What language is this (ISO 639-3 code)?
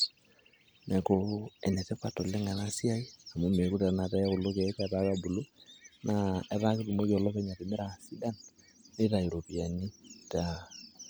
mas